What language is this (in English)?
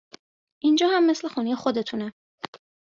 Persian